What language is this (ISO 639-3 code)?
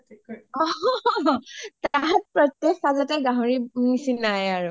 asm